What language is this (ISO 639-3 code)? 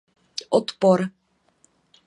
ces